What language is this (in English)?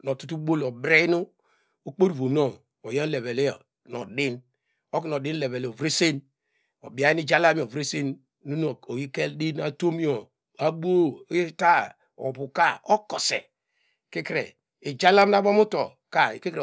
Degema